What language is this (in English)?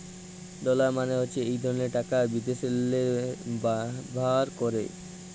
Bangla